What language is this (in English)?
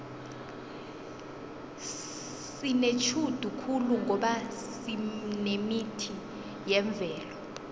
South Ndebele